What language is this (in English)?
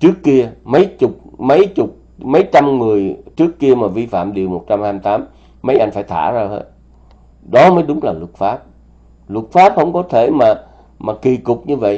Vietnamese